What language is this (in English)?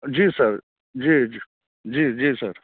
Maithili